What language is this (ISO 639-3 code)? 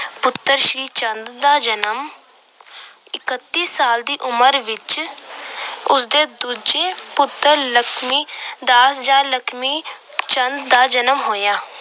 pan